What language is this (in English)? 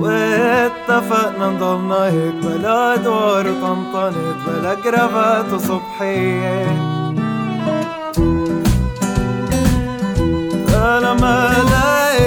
Greek